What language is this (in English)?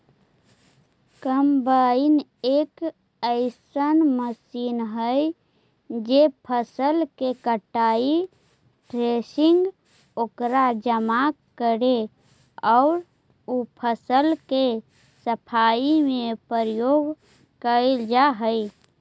Magahi